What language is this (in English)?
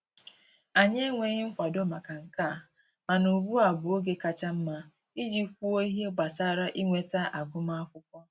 Igbo